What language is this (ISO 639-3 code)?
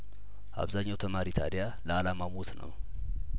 amh